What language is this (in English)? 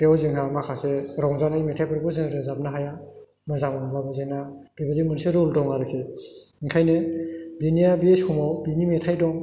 Bodo